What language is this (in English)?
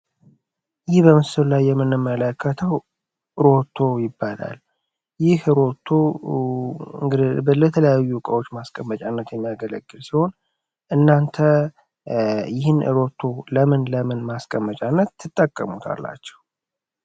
Amharic